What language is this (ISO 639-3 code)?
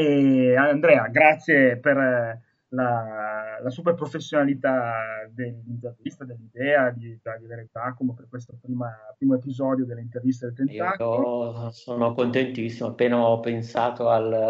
ita